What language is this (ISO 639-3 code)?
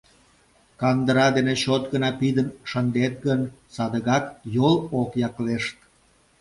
chm